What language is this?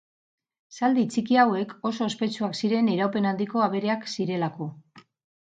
Basque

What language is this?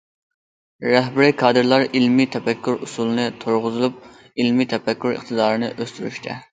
Uyghur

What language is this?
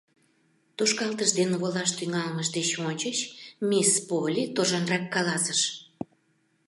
Mari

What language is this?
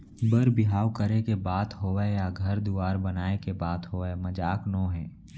Chhattisgarhi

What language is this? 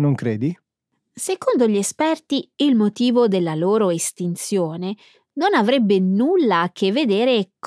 Italian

